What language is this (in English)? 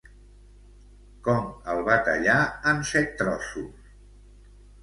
Catalan